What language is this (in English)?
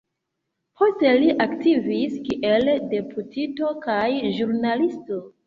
Esperanto